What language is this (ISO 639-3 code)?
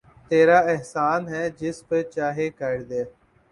urd